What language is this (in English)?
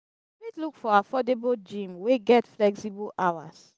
Nigerian Pidgin